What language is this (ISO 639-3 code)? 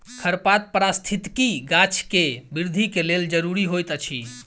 mai